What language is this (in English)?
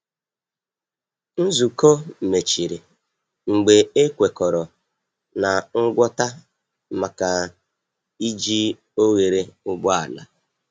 Igbo